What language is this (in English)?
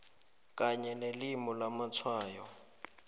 South Ndebele